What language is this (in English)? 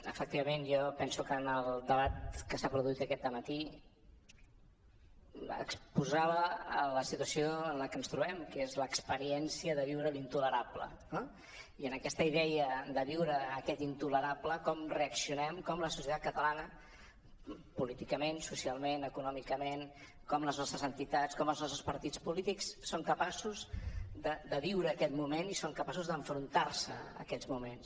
Catalan